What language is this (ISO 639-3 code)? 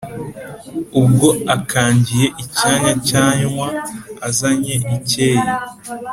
kin